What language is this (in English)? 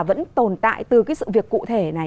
Vietnamese